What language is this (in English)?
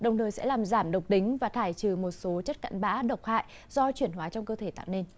Vietnamese